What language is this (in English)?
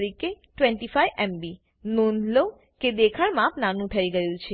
Gujarati